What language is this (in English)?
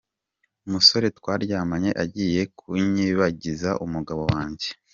Kinyarwanda